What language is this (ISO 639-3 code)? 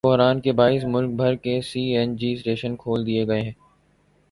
urd